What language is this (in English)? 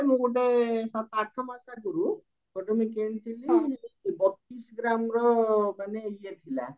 Odia